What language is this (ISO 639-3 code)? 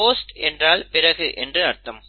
tam